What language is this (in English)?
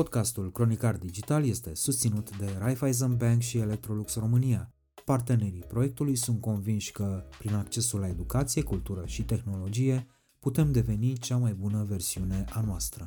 Romanian